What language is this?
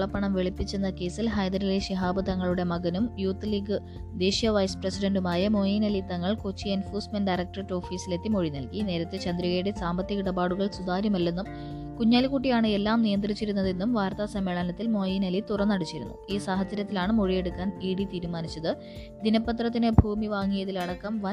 Malayalam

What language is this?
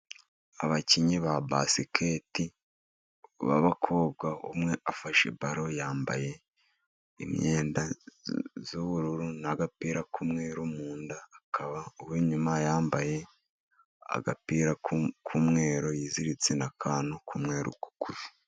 Kinyarwanda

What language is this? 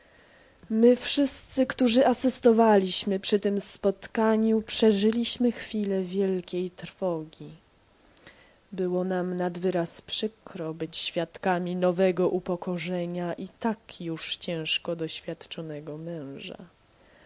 Polish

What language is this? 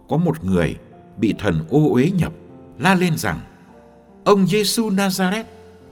Vietnamese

